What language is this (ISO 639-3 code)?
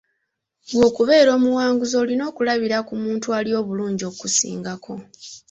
lug